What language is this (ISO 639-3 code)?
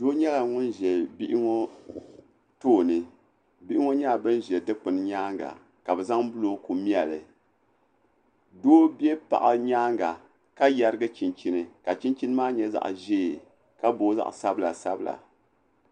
dag